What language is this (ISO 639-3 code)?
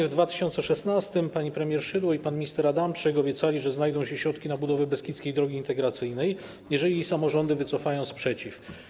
pol